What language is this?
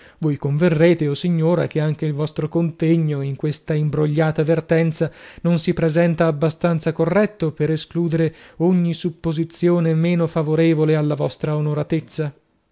Italian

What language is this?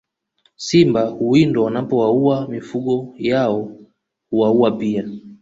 Swahili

